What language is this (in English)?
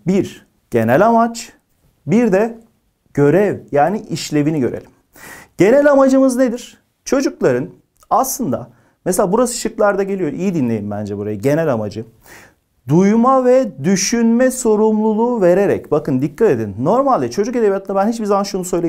Turkish